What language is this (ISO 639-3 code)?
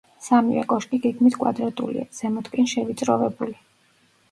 kat